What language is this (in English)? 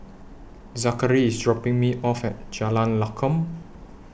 English